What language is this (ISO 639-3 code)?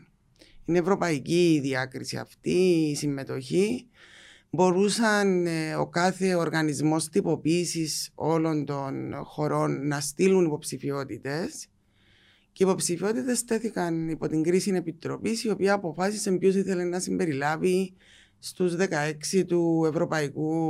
ell